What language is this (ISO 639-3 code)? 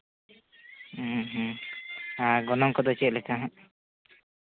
sat